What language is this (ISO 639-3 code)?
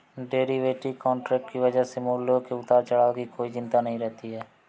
hin